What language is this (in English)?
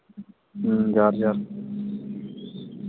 Santali